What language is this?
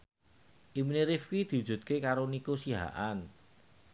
Javanese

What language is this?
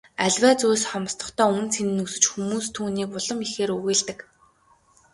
Mongolian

